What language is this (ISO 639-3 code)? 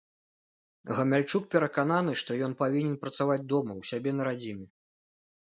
bel